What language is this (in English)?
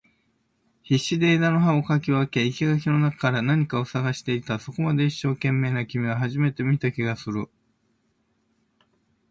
Japanese